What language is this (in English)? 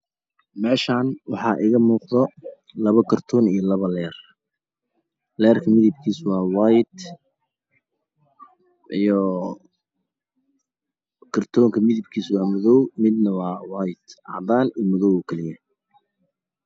Somali